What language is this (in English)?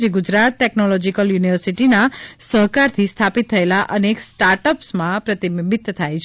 Gujarati